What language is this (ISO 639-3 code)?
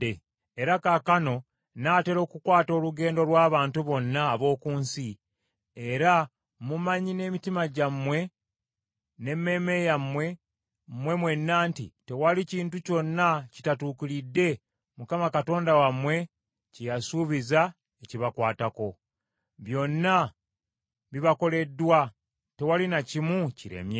lug